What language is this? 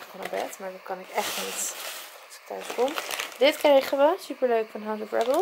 Dutch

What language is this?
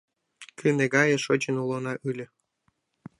Mari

